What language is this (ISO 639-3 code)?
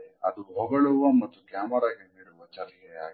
kan